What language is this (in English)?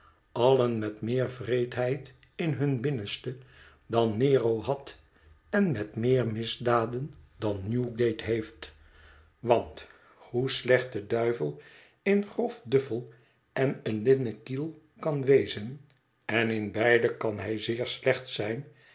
Dutch